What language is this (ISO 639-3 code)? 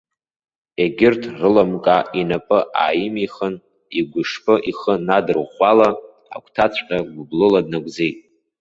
abk